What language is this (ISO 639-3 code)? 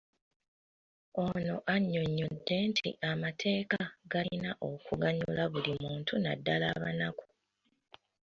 lug